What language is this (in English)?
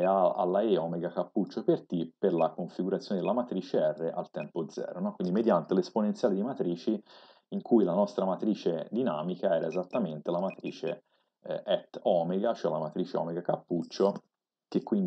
Italian